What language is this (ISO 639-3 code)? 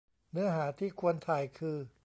tha